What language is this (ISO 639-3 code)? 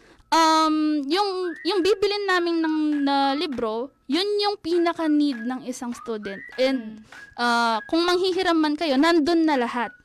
fil